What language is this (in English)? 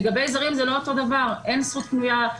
Hebrew